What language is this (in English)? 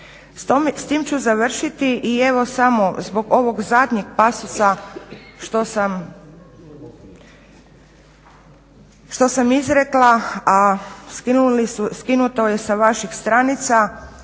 Croatian